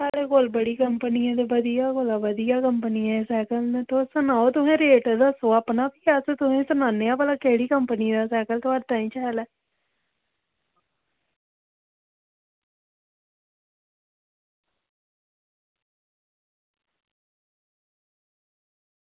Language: Dogri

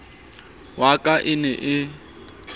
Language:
Southern Sotho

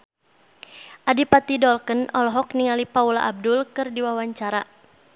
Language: Sundanese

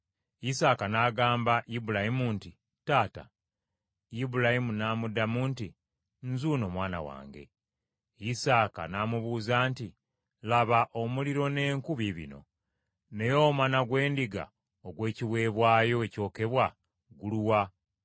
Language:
Ganda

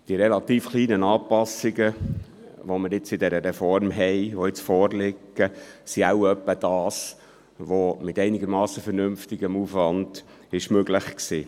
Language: Swiss German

